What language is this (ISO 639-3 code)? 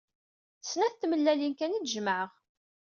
kab